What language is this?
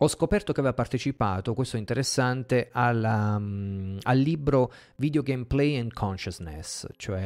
Italian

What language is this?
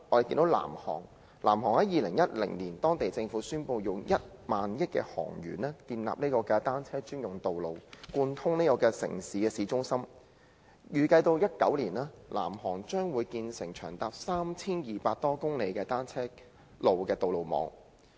Cantonese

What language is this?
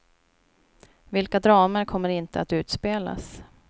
Swedish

